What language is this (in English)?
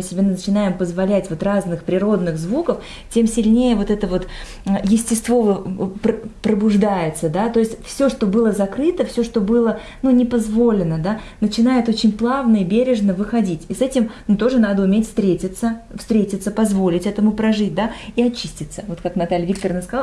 Russian